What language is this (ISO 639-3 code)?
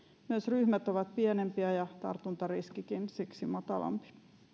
fin